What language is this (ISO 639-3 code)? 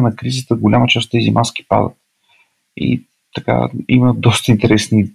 bul